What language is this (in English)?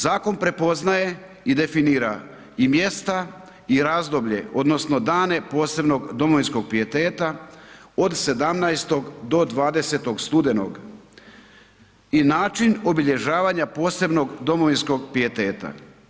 Croatian